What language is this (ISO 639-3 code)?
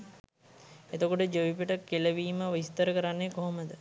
sin